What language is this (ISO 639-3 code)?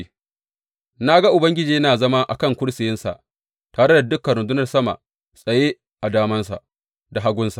hau